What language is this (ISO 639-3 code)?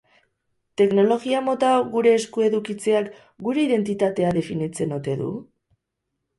eus